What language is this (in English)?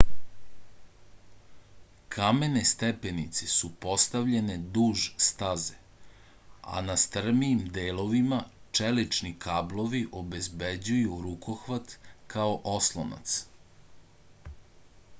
Serbian